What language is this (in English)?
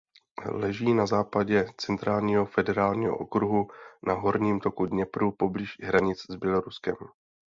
Czech